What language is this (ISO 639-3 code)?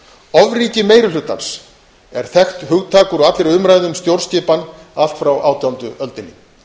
isl